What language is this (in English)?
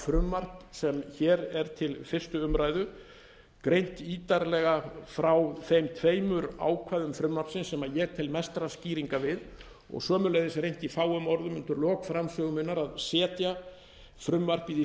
Icelandic